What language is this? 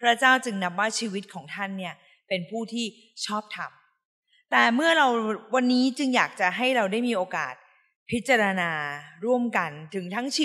Thai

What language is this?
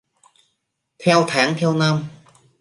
Vietnamese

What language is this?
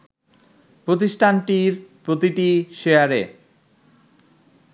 Bangla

